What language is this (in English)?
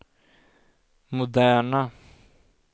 Swedish